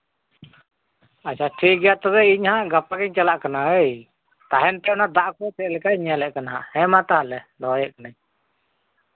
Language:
Santali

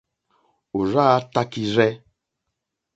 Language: Mokpwe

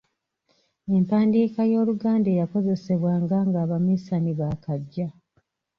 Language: Ganda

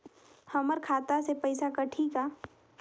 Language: Chhattisgarhi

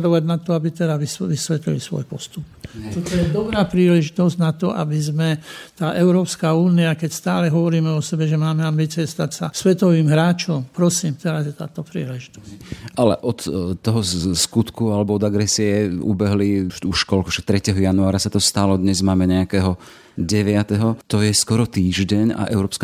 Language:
Slovak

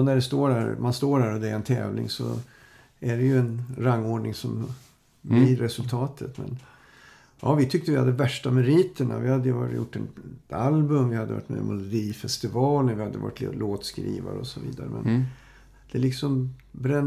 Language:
Swedish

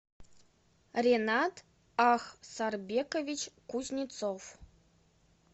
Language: Russian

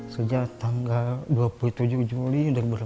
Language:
Indonesian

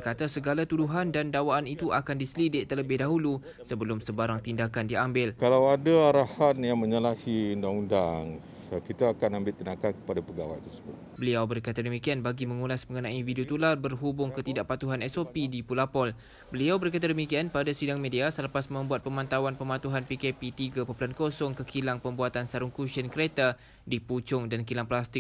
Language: Malay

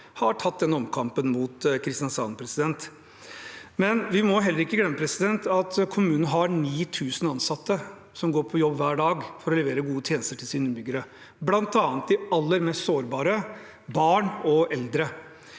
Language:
Norwegian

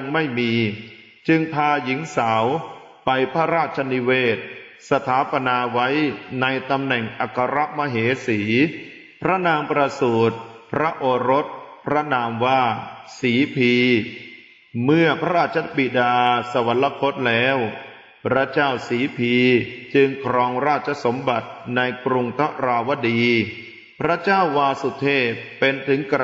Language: Thai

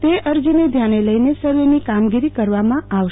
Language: Gujarati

